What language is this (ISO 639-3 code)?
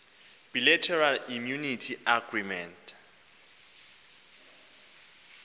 xho